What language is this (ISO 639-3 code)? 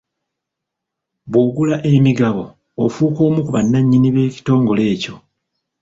lug